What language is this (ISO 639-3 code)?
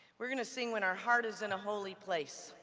eng